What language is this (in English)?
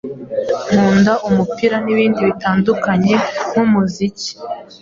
Kinyarwanda